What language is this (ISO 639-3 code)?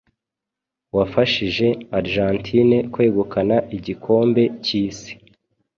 kin